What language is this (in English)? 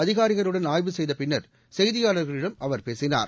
Tamil